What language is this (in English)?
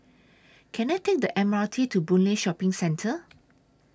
English